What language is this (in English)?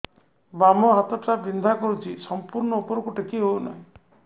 Odia